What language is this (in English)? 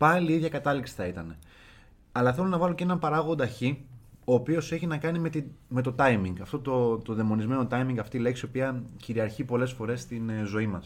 Greek